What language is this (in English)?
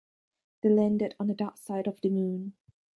English